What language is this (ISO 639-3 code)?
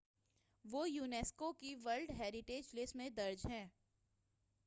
urd